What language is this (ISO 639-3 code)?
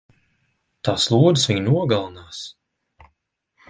lav